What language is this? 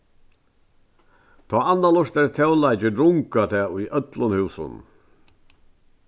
Faroese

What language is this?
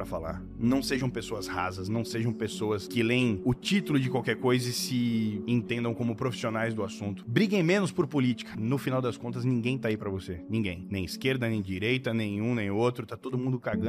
Portuguese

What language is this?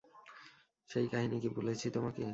Bangla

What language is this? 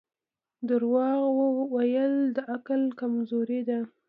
Pashto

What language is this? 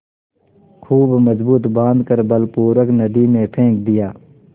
Hindi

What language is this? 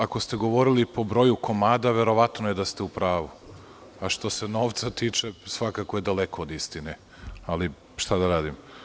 Serbian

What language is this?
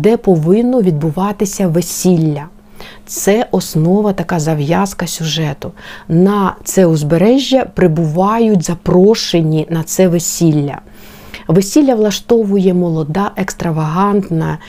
Ukrainian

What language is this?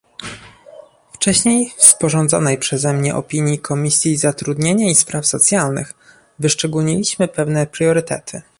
Polish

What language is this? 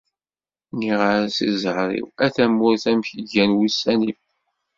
Kabyle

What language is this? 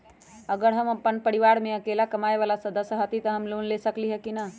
Magahi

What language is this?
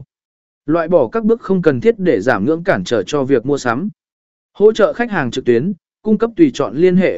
Vietnamese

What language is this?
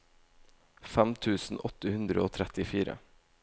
Norwegian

